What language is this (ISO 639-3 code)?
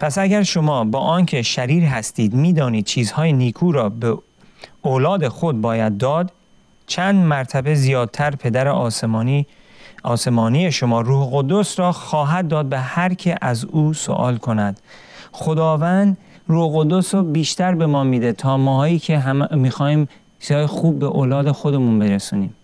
fas